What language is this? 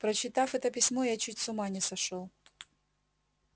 Russian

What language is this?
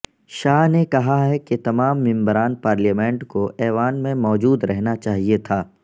Urdu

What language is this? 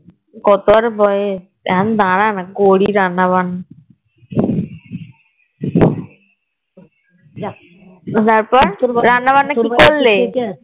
Bangla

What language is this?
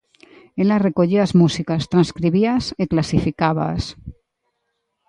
Galician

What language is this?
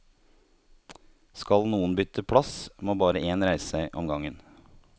Norwegian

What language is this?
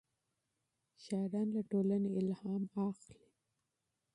Pashto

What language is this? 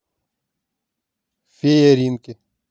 Russian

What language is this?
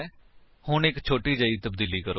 Punjabi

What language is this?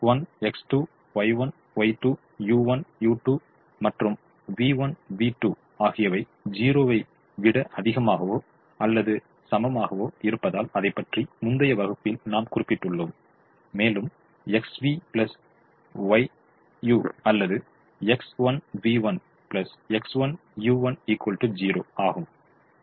Tamil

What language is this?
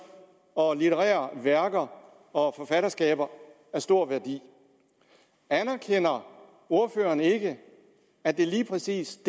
Danish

